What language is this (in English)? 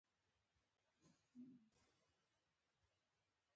Pashto